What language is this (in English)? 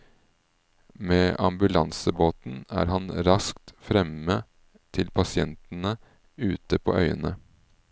Norwegian